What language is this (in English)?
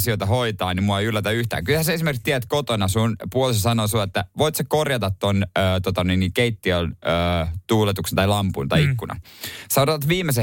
Finnish